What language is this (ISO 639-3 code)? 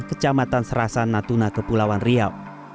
ind